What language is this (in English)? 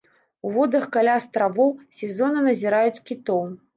Belarusian